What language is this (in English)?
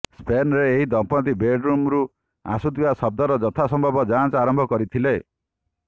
Odia